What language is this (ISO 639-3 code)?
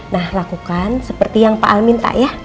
ind